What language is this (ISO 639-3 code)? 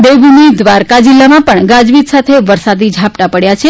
guj